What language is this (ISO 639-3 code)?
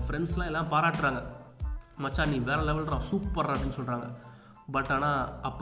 tam